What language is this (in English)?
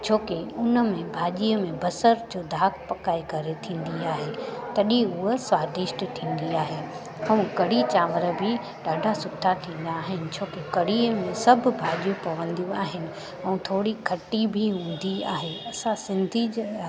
Sindhi